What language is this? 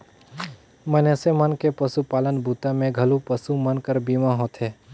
Chhattisgarhi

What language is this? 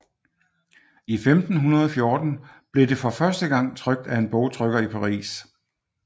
Danish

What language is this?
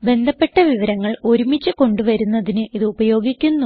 Malayalam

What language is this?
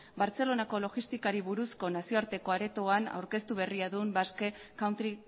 Basque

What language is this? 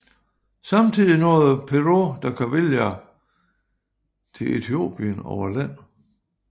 Danish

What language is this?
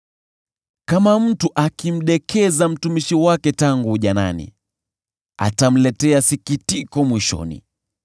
Swahili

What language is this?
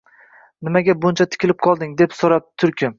Uzbek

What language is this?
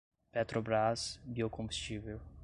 Portuguese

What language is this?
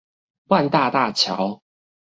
Chinese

